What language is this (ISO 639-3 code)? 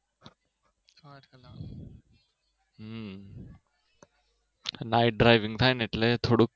guj